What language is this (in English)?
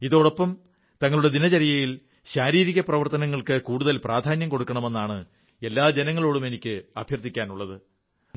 Malayalam